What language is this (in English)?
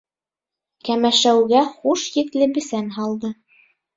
Bashkir